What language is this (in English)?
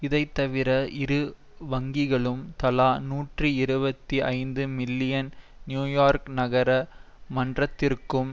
Tamil